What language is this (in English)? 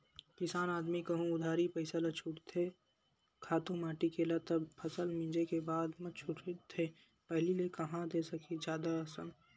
Chhattisgarhi